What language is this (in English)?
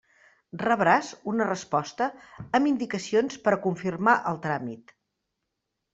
Catalan